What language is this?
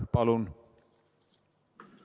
Estonian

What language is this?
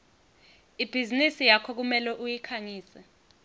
Swati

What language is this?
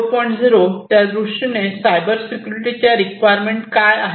Marathi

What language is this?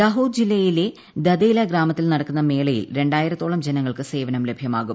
Malayalam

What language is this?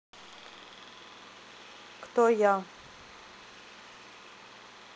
Russian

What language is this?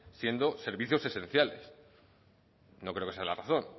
Spanish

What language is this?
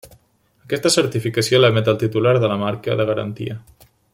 Catalan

